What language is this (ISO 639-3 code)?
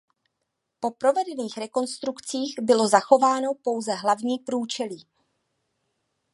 ces